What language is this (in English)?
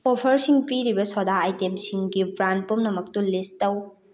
Manipuri